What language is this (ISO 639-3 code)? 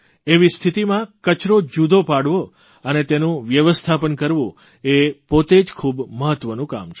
guj